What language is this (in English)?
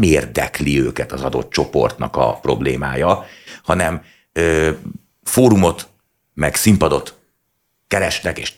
Hungarian